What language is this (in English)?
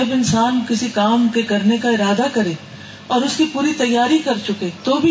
Urdu